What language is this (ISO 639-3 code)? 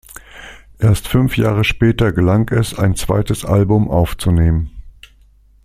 deu